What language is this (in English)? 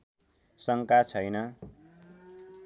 Nepali